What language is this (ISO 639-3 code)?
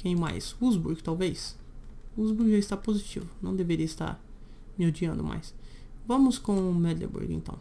por